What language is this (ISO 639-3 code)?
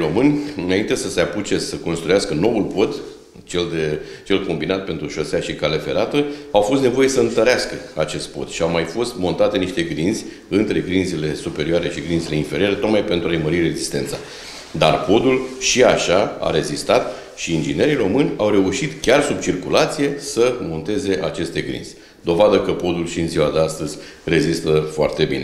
ron